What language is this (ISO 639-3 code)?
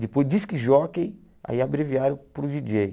por